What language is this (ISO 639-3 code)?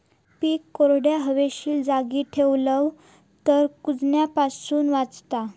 mar